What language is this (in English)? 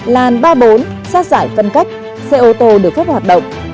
Vietnamese